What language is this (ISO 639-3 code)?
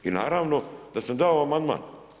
hrv